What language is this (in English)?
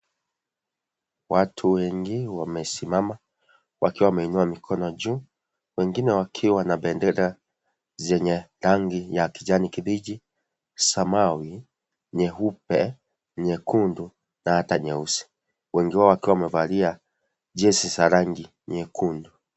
Swahili